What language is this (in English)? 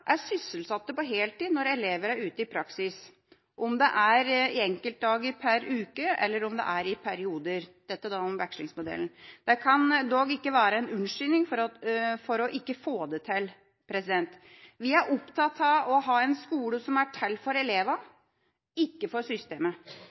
Norwegian Bokmål